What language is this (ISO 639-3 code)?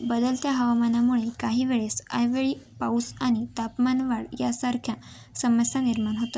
mar